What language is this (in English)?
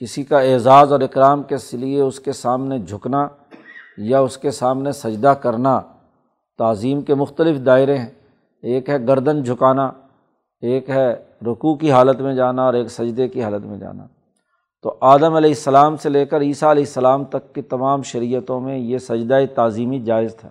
Urdu